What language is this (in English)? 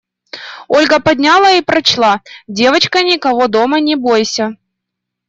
Russian